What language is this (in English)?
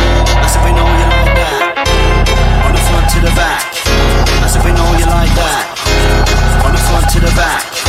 English